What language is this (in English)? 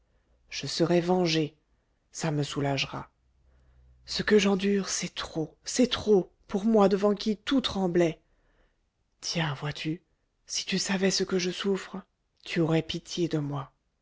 French